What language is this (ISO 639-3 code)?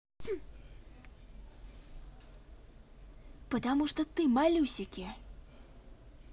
rus